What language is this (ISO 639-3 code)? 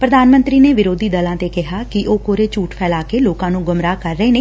pan